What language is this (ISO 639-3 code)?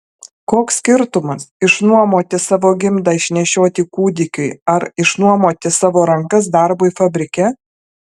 lit